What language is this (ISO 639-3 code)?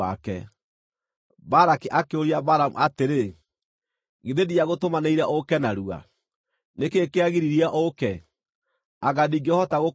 kik